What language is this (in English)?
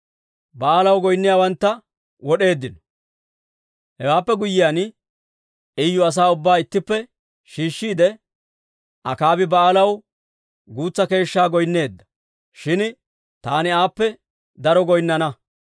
Dawro